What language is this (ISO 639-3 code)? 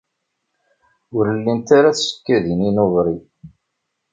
kab